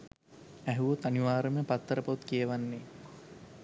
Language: Sinhala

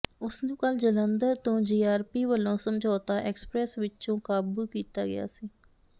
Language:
Punjabi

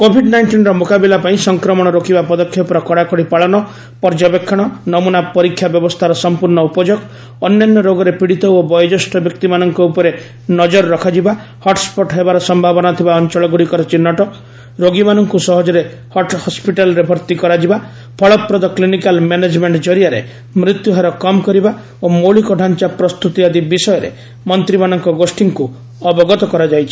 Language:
Odia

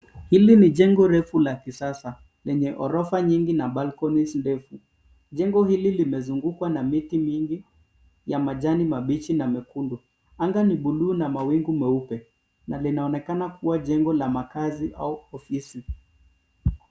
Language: Swahili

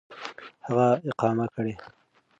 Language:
Pashto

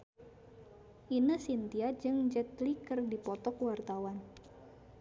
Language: Sundanese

